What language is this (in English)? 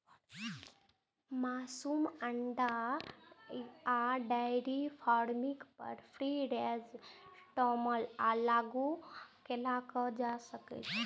Maithili